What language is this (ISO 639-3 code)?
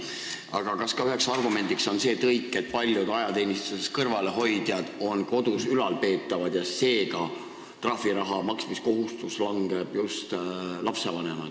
est